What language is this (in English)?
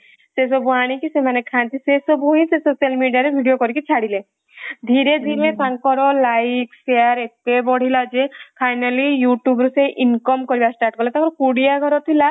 Odia